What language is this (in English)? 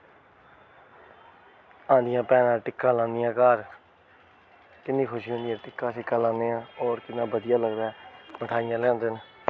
Dogri